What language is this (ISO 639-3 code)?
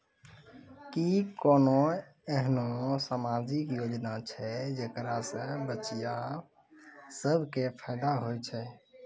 mai